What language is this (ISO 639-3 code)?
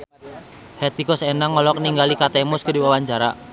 sun